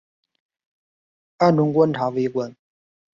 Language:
Chinese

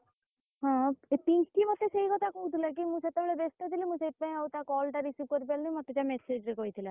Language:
Odia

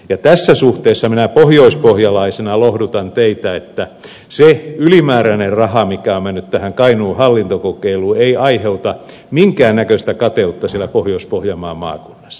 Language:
Finnish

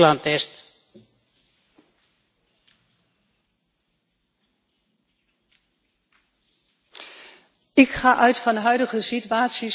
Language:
Dutch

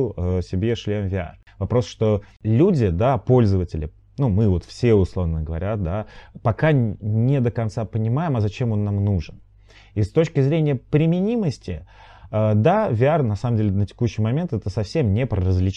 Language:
Russian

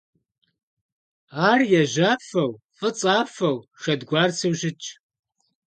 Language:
Kabardian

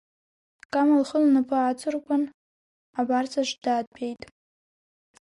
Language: Abkhazian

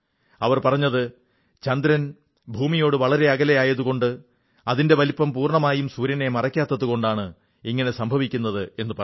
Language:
Malayalam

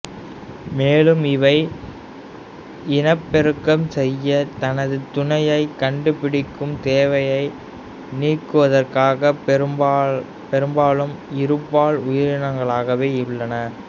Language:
Tamil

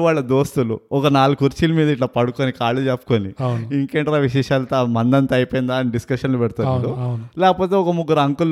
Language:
Telugu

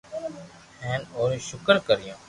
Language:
Loarki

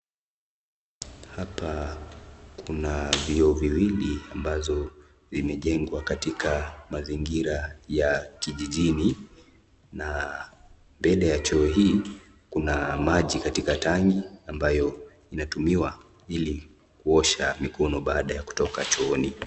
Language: Swahili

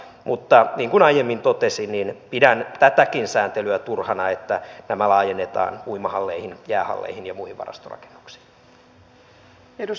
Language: Finnish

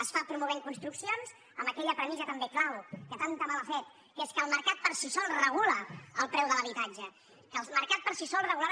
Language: Catalan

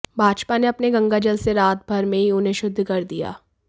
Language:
Hindi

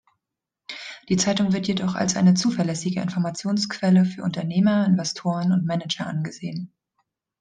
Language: German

